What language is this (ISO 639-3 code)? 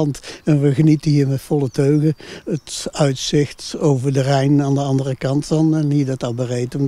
nld